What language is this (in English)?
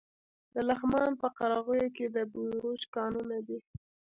Pashto